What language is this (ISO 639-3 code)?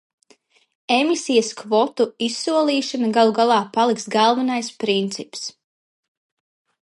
lav